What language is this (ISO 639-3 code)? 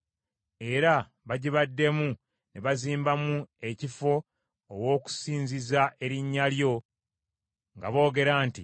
lug